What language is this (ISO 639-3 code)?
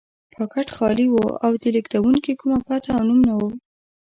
pus